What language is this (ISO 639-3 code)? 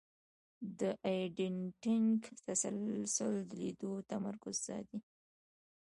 pus